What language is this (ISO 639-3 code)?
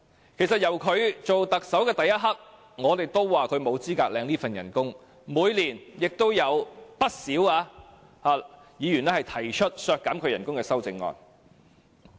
yue